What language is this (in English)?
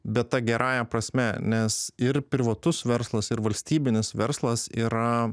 Lithuanian